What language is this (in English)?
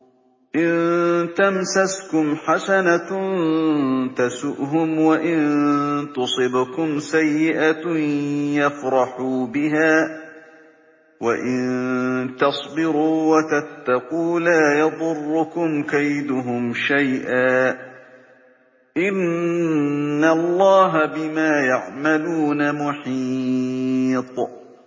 Arabic